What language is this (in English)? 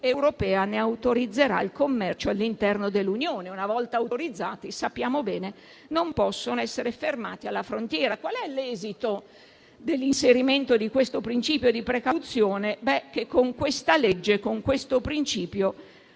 Italian